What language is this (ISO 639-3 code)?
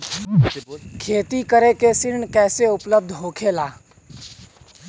bho